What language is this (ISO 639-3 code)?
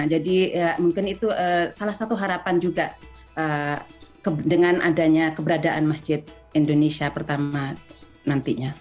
ind